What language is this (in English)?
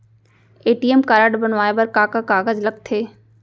Chhattisgarhi